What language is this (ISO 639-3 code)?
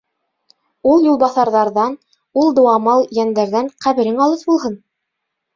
bak